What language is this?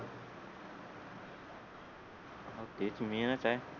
Marathi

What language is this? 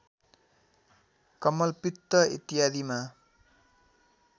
Nepali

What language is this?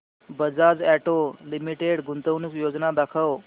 Marathi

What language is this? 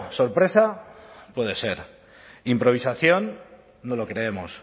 Spanish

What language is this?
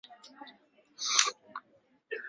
Swahili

